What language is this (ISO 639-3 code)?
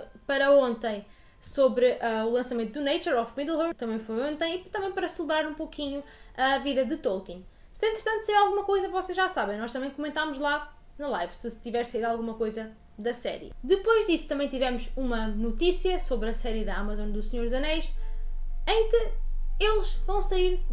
por